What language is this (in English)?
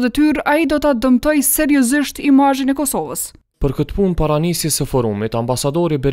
Romanian